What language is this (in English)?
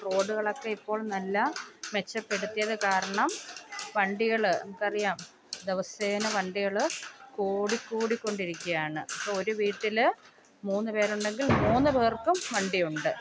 Malayalam